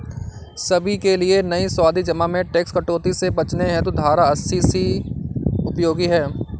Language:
Hindi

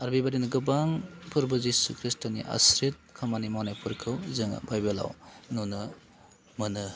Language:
Bodo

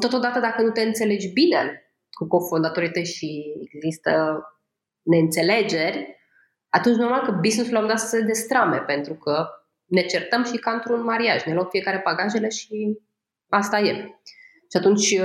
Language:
Romanian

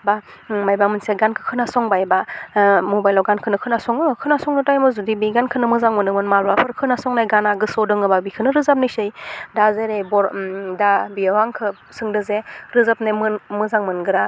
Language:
Bodo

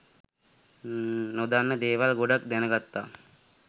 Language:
Sinhala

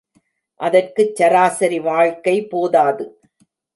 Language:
Tamil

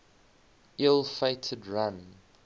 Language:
English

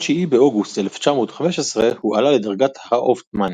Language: Hebrew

